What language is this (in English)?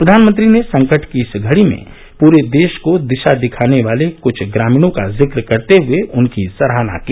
Hindi